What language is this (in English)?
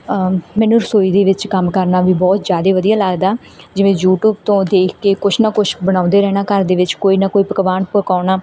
Punjabi